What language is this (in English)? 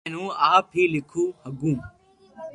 Loarki